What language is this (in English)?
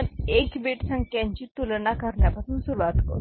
Marathi